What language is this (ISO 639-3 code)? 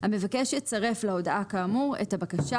heb